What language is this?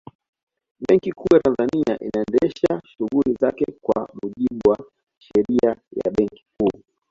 Swahili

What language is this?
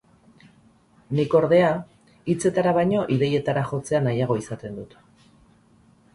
Basque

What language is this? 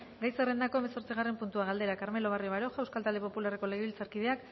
Basque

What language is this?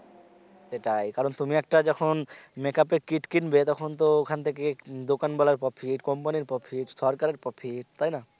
Bangla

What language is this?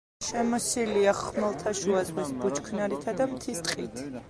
Georgian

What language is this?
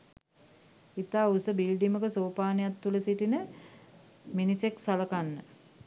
Sinhala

